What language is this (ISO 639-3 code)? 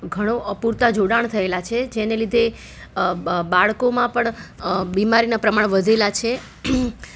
guj